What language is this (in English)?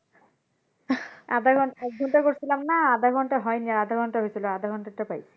Bangla